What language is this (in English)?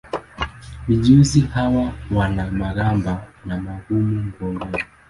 Swahili